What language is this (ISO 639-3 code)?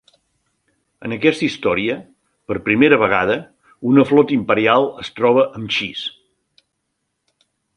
cat